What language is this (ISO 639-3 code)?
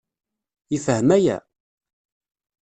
kab